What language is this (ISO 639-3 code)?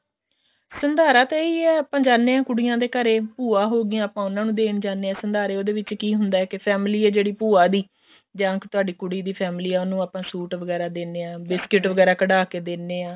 pan